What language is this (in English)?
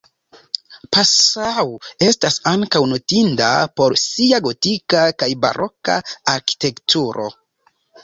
Esperanto